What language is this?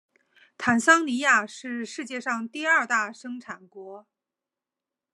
Chinese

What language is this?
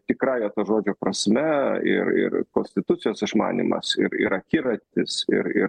Lithuanian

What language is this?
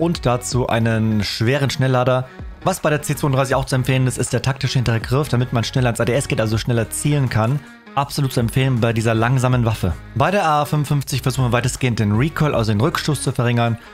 German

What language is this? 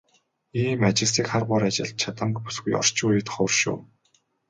Mongolian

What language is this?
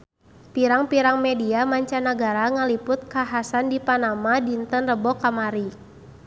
Sundanese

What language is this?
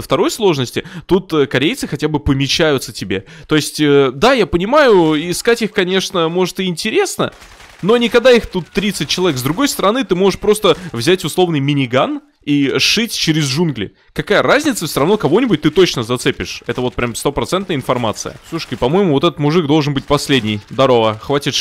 Russian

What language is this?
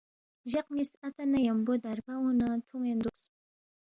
Balti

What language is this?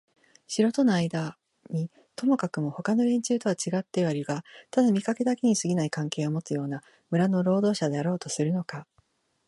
Japanese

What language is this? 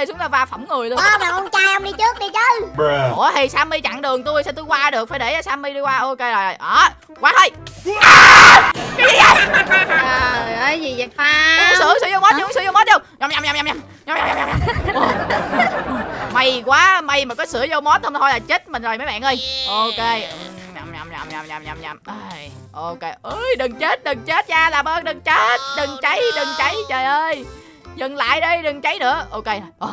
Vietnamese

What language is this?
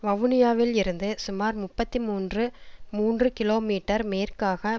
Tamil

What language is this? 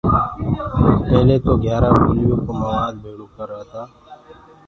Gurgula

